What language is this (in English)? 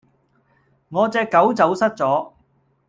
Cantonese